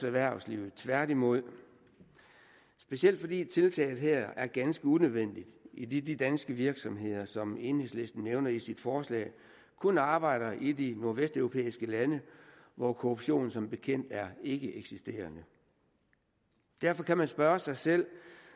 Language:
Danish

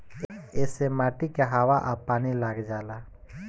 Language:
Bhojpuri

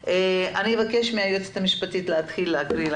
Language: Hebrew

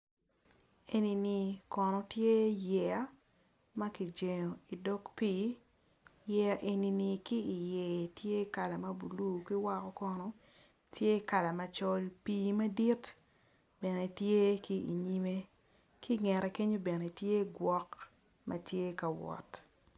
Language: Acoli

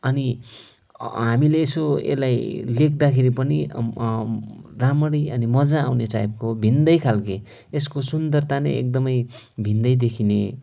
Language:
Nepali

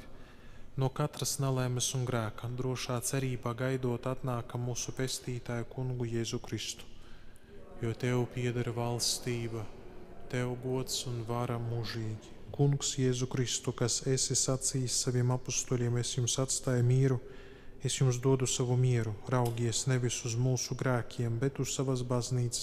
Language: Latvian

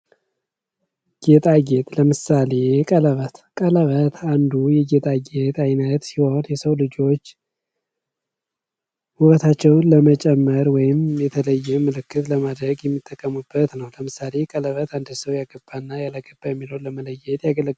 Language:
Amharic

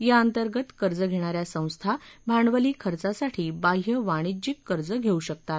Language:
Marathi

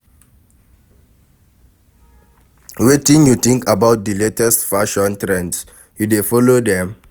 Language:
Nigerian Pidgin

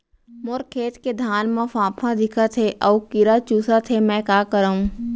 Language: Chhattisgarhi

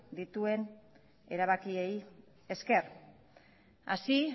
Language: Basque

